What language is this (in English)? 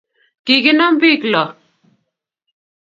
Kalenjin